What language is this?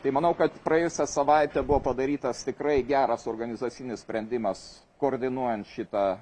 Lithuanian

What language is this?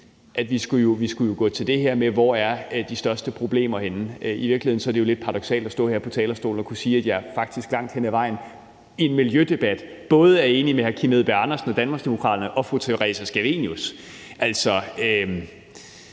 Danish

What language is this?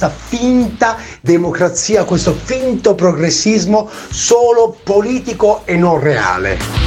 Italian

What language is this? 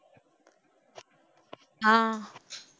Tamil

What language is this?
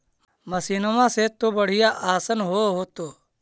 Magahi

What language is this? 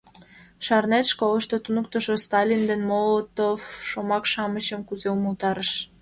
Mari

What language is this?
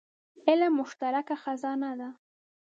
Pashto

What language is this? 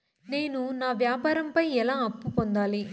Telugu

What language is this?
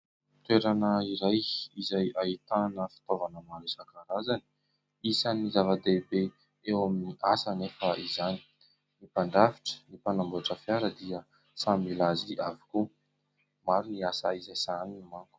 Malagasy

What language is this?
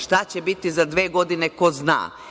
Serbian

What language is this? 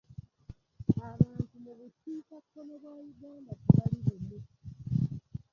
Ganda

